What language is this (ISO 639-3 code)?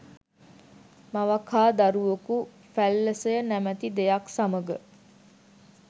sin